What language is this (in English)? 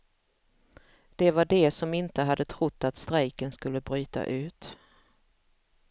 Swedish